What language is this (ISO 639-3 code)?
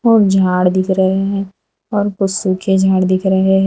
hin